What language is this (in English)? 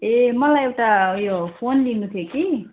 Nepali